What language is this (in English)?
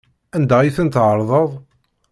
Kabyle